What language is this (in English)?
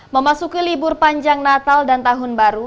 Indonesian